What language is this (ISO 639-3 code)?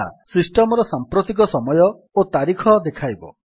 ori